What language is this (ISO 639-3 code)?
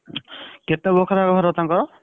ori